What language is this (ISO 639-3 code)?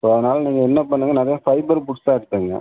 tam